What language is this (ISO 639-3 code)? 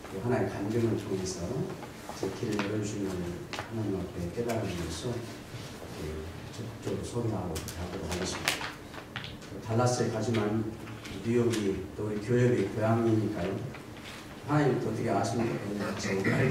kor